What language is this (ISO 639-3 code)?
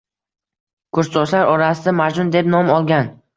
uzb